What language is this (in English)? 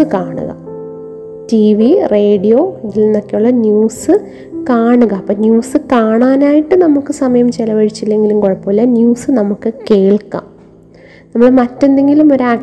Malayalam